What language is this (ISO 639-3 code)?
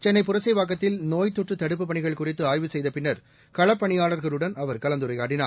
tam